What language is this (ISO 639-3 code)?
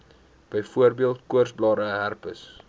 afr